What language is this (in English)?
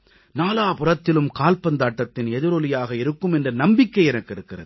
Tamil